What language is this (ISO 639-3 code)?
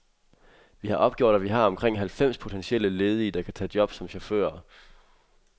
dan